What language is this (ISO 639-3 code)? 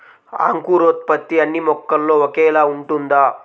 tel